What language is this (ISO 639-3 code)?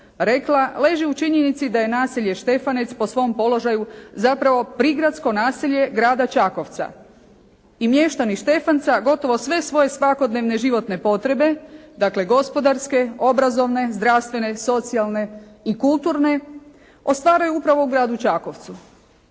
hrv